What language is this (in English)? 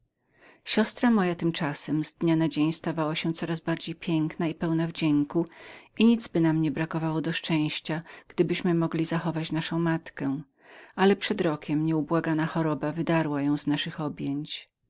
Polish